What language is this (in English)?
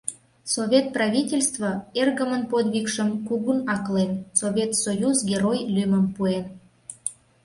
Mari